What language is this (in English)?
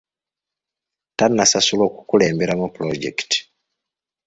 Ganda